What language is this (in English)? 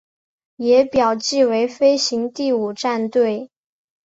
Chinese